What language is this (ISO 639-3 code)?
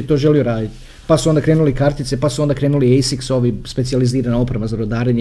hrv